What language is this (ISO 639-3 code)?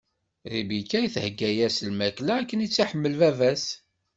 kab